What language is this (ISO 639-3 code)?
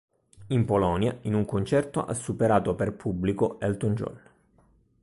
ita